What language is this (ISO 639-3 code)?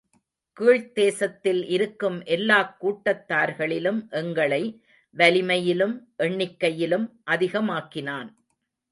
tam